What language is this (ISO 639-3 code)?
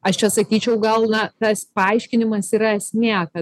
lit